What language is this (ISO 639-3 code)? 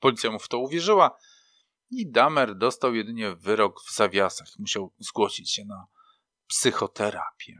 pol